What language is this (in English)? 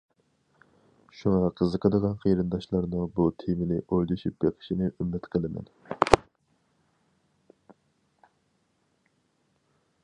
Uyghur